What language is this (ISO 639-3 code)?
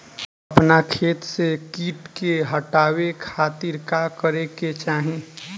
bho